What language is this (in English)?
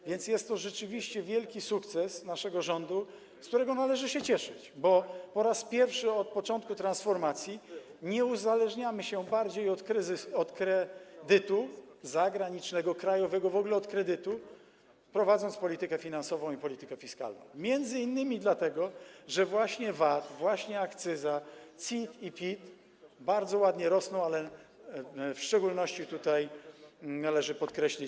Polish